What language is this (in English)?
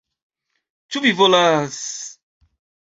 Esperanto